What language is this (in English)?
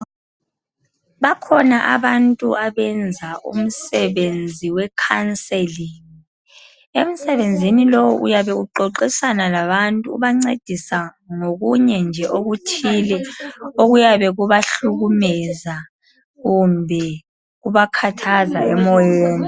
North Ndebele